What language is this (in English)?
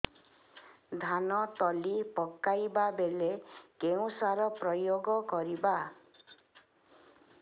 Odia